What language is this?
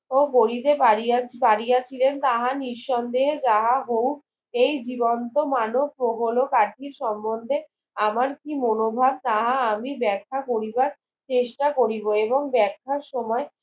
Bangla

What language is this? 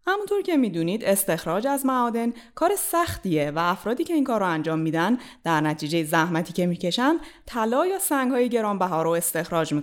Persian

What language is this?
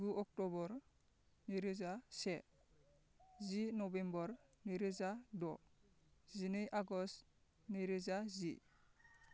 Bodo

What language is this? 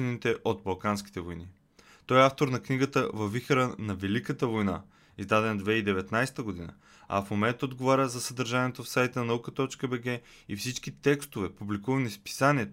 Bulgarian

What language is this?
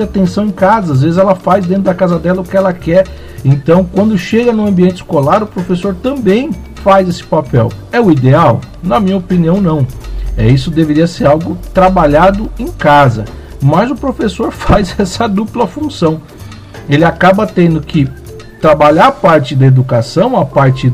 Portuguese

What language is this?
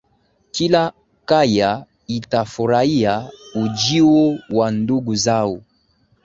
Swahili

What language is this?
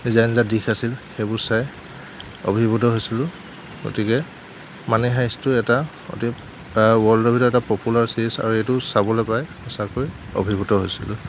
Assamese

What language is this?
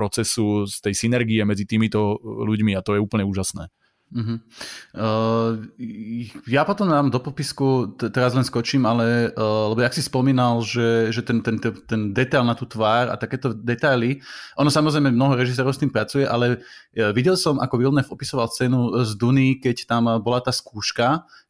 Slovak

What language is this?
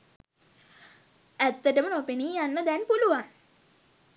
Sinhala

